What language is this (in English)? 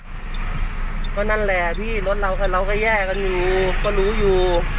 Thai